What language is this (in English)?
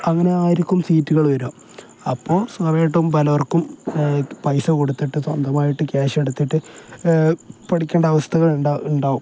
Malayalam